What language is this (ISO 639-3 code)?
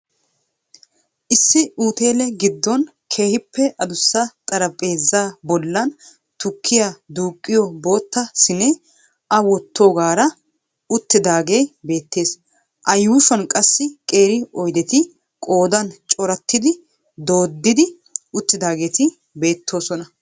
wal